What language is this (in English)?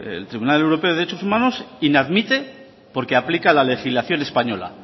Spanish